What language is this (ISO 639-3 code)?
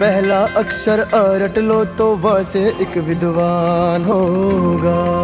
hin